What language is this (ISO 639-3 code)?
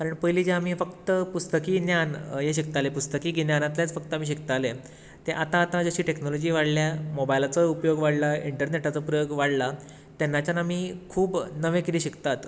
kok